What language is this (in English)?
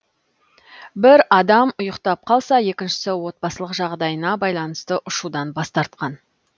Kazakh